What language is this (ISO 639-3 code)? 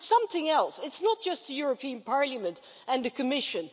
eng